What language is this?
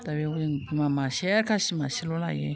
Bodo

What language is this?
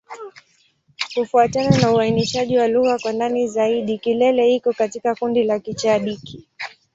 Swahili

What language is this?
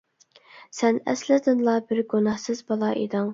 Uyghur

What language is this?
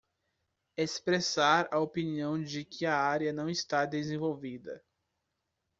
Portuguese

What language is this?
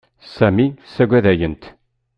Kabyle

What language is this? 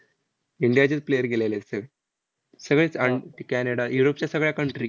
Marathi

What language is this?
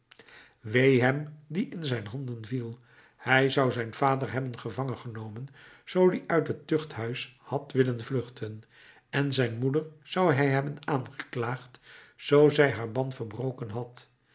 Dutch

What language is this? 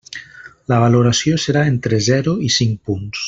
Catalan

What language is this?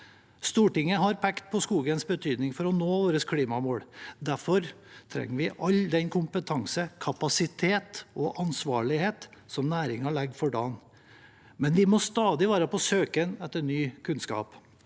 Norwegian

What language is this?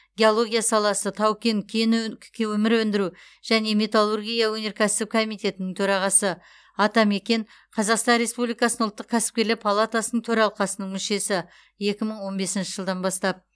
Kazakh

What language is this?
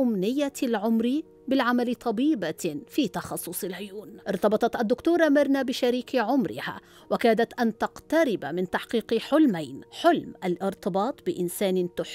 Arabic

